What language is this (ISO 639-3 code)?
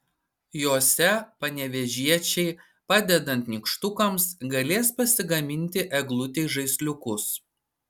lit